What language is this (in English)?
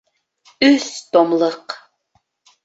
Bashkir